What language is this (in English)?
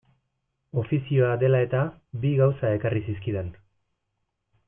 Basque